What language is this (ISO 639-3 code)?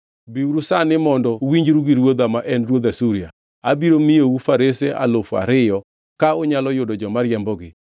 luo